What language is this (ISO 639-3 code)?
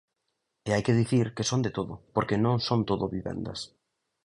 glg